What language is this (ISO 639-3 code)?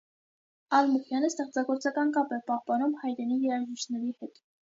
hye